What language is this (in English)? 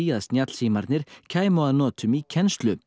Icelandic